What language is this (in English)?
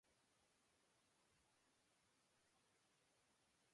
Indonesian